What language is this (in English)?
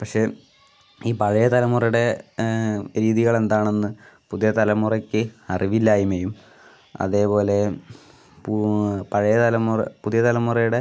Malayalam